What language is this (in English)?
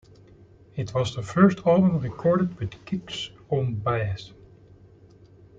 English